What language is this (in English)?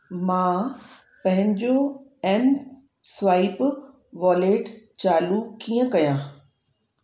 Sindhi